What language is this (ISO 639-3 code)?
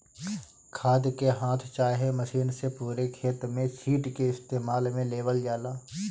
bho